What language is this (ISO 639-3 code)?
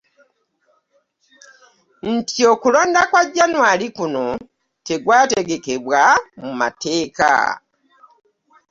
lug